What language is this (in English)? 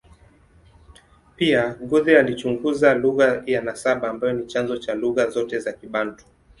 Swahili